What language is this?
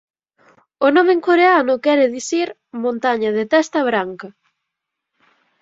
Galician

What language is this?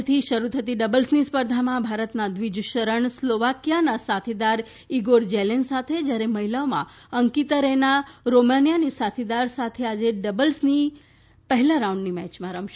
Gujarati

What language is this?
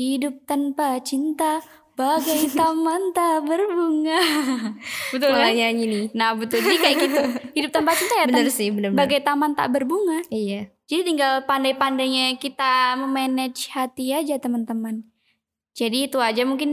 Indonesian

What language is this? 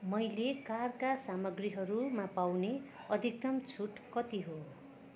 Nepali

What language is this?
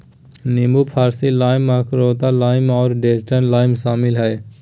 Magahi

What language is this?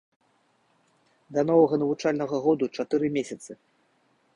Belarusian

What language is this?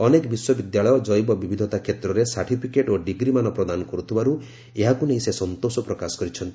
Odia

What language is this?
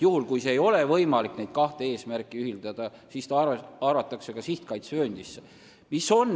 Estonian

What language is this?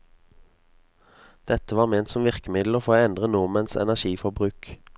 Norwegian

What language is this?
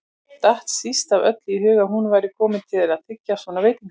Icelandic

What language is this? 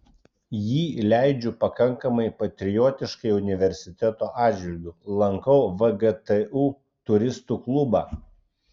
Lithuanian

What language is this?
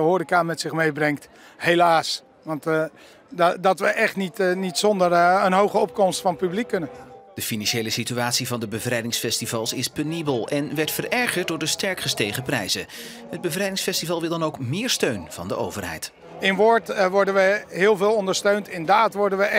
Dutch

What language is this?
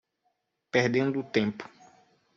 Portuguese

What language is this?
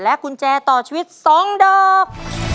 Thai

